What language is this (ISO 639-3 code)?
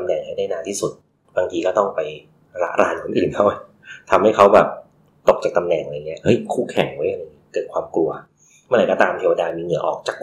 tha